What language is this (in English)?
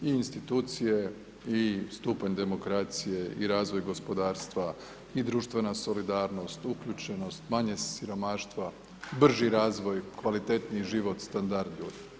Croatian